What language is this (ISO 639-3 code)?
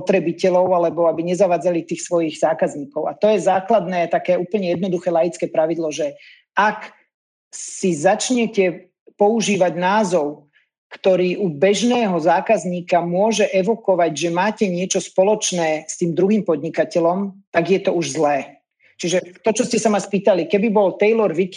slk